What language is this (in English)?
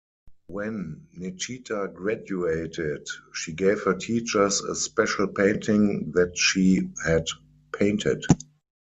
English